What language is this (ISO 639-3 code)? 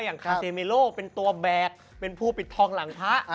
tha